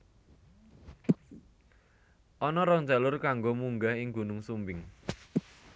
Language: Javanese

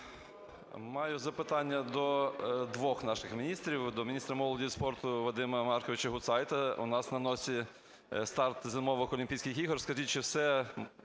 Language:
Ukrainian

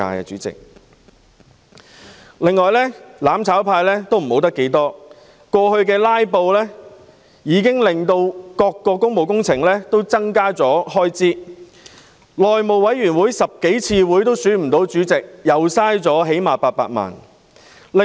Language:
Cantonese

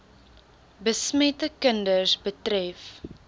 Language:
Afrikaans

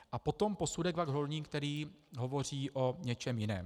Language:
Czech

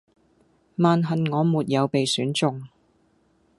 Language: Cantonese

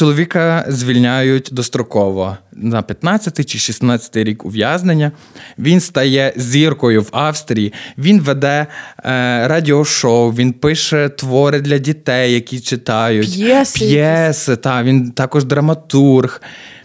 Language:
Ukrainian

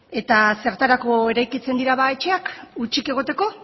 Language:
Basque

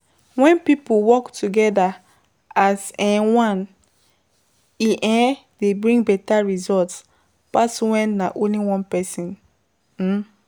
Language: Nigerian Pidgin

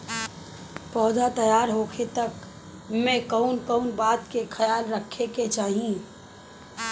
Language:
Bhojpuri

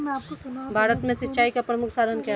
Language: Hindi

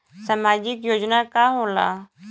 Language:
Bhojpuri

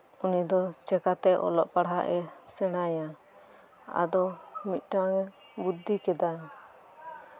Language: Santali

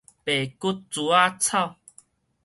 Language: Min Nan Chinese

